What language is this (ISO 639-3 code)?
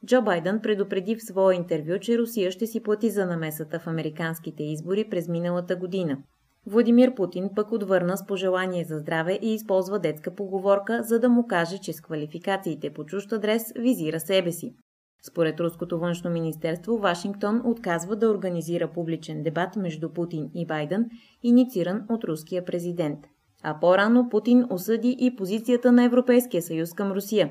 bul